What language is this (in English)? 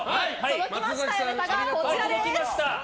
Japanese